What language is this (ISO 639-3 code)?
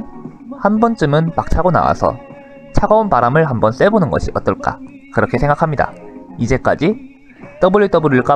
kor